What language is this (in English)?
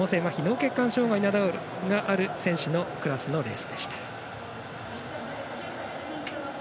Japanese